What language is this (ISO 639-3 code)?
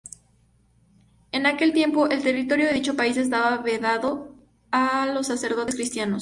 spa